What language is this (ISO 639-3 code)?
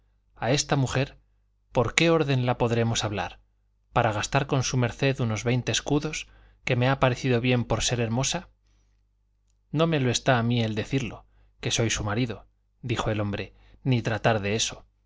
spa